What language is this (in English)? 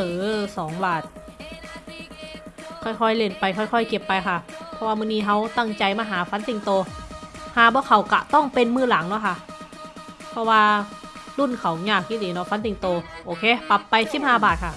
Thai